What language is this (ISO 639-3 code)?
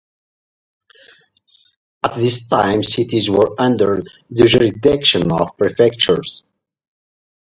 eng